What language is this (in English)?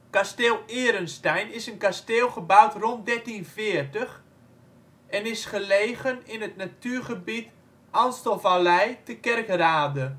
Dutch